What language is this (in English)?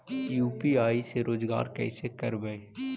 Magahi